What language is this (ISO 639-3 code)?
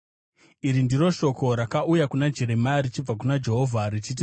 sna